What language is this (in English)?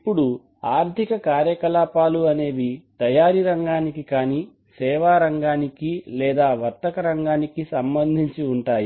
Telugu